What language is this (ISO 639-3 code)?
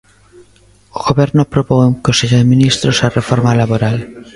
glg